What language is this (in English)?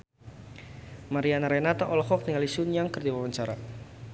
Sundanese